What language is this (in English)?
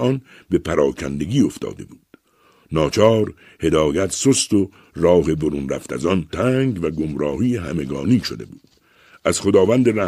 Persian